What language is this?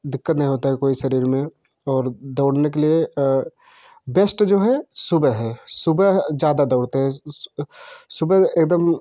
Hindi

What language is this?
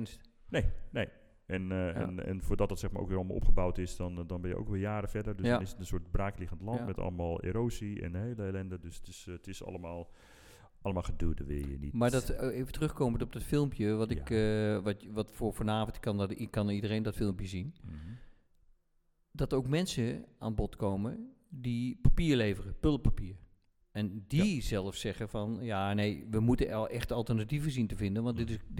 Dutch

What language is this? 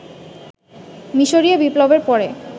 Bangla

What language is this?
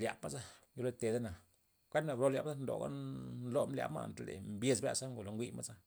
Loxicha Zapotec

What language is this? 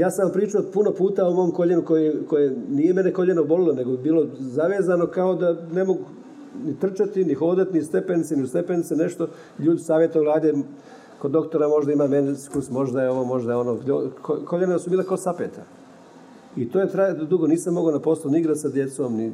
Croatian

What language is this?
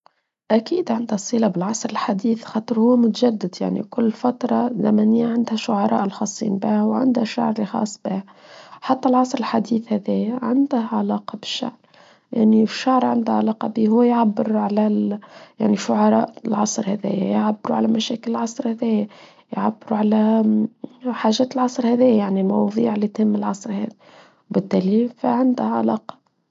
Tunisian Arabic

